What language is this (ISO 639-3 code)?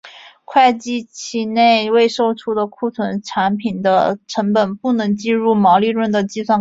zho